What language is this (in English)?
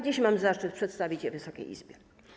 Polish